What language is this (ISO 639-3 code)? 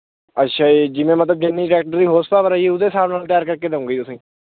pan